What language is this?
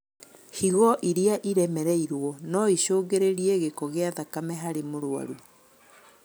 Kikuyu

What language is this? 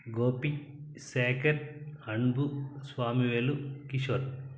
Telugu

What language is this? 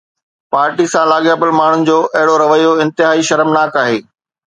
Sindhi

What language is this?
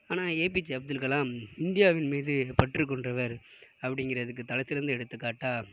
Tamil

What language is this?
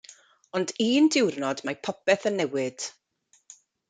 Welsh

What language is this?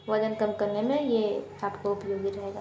Hindi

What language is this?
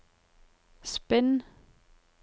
Norwegian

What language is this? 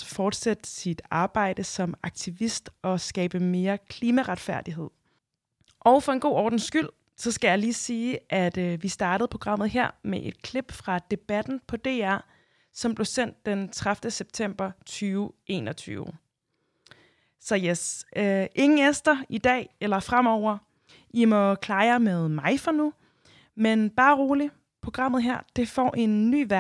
Danish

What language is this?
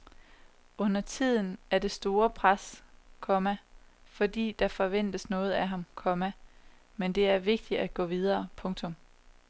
Danish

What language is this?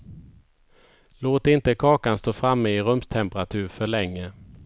Swedish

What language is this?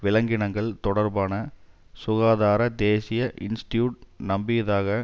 Tamil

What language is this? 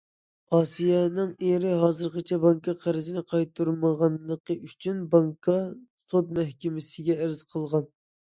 Uyghur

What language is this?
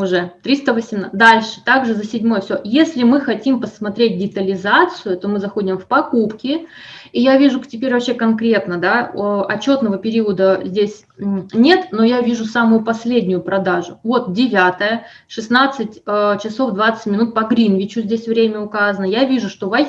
Russian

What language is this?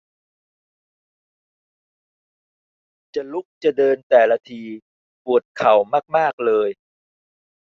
Thai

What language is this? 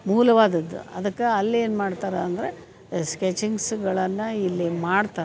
Kannada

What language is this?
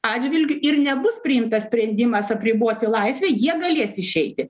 Lithuanian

